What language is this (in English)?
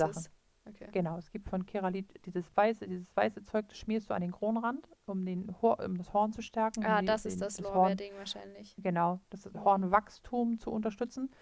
German